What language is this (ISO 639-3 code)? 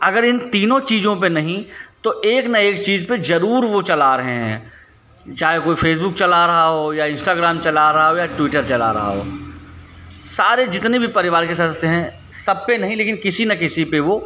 hin